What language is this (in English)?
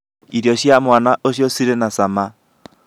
Kikuyu